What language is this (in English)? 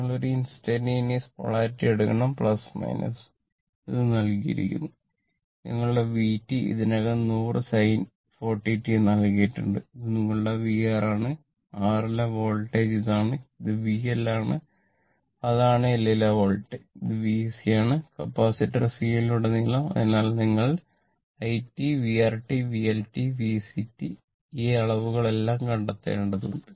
Malayalam